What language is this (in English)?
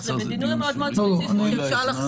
Hebrew